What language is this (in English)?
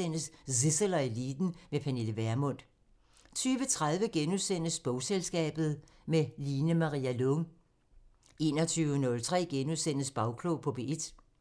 Danish